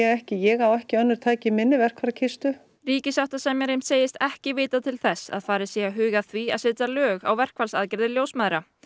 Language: Icelandic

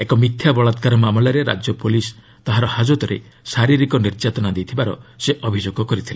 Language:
Odia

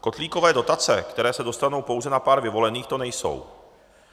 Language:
Czech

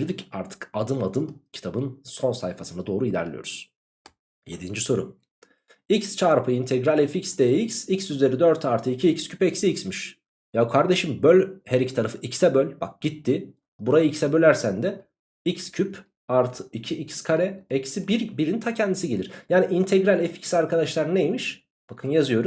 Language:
Turkish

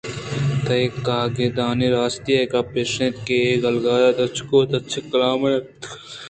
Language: Eastern Balochi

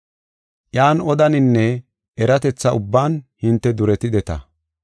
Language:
Gofa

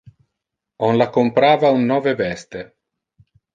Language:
Interlingua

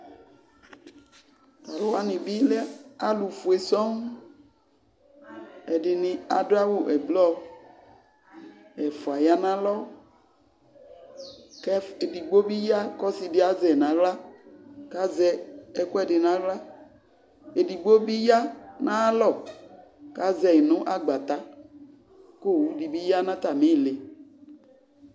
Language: Ikposo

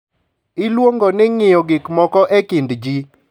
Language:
Luo (Kenya and Tanzania)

